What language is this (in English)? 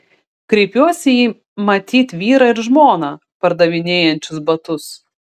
Lithuanian